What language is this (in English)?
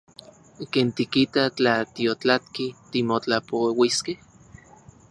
Central Puebla Nahuatl